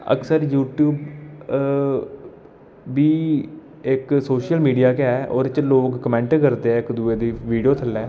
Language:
Dogri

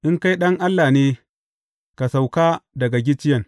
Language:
Hausa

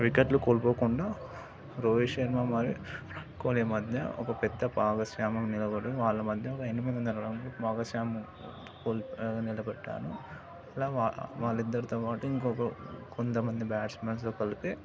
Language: Telugu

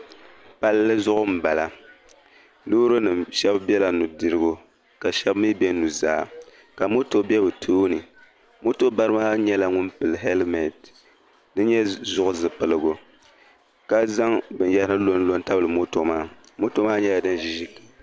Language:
Dagbani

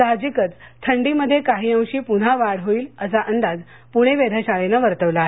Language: Marathi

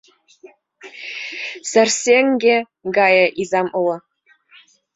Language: Mari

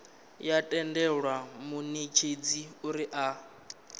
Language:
Venda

